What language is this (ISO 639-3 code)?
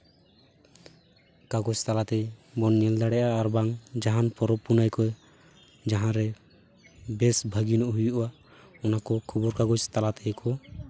sat